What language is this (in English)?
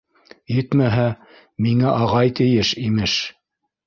Bashkir